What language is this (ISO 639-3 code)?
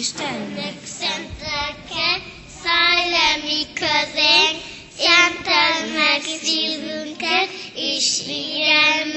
hun